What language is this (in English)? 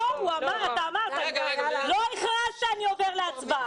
Hebrew